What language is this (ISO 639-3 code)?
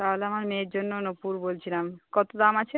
ben